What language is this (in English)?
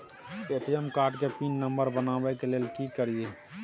Maithili